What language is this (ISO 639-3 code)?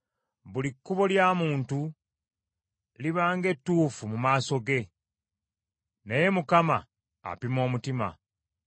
lug